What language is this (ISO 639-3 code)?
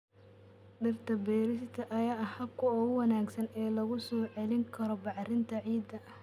som